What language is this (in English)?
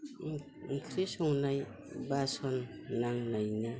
Bodo